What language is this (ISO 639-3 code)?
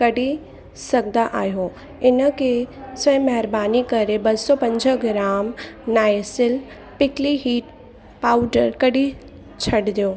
snd